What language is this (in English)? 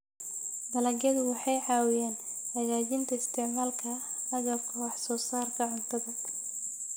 Somali